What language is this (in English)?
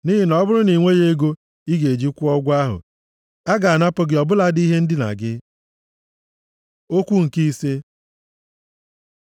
Igbo